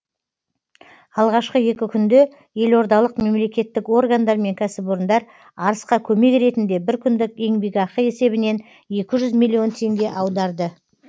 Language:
Kazakh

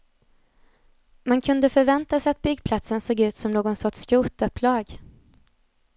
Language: Swedish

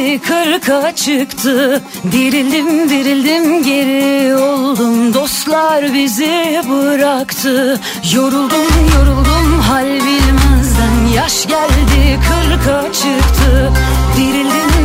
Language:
Turkish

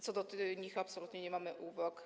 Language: Polish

